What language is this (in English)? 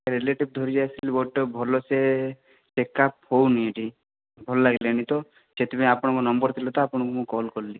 Odia